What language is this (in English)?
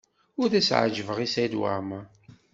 Kabyle